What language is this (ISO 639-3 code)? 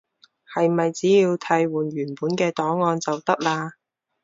yue